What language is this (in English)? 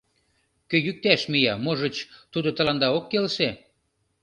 Mari